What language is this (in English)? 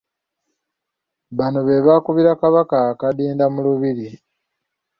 Ganda